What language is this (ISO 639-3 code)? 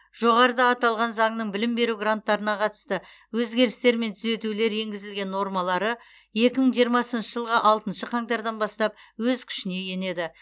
kaz